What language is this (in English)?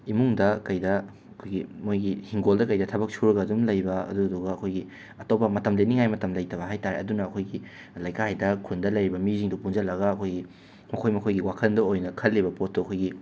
Manipuri